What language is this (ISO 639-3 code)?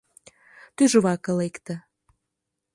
chm